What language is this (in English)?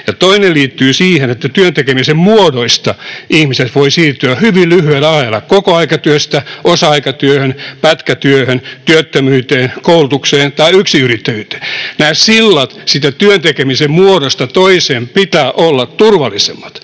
Finnish